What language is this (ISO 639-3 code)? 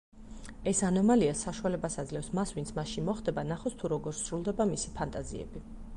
kat